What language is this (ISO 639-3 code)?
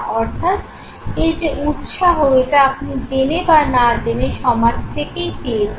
ben